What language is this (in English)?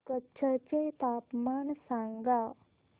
Marathi